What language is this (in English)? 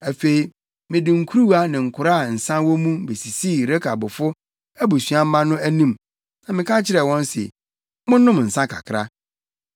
Akan